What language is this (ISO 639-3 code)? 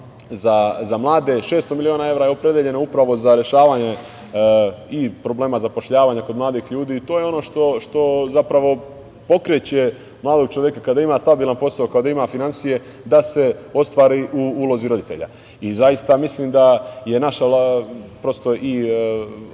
srp